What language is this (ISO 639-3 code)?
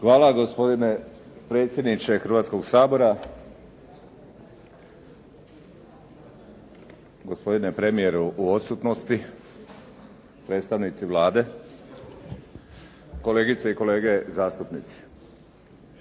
hrv